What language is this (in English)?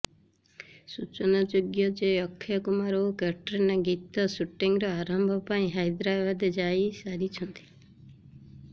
Odia